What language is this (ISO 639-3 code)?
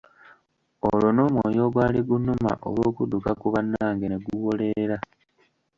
lug